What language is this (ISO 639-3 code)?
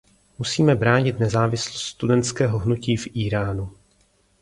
ces